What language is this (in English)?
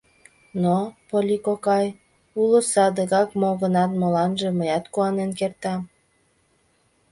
Mari